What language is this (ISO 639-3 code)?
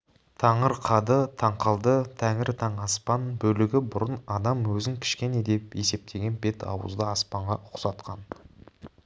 kaz